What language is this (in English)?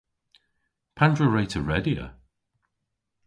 Cornish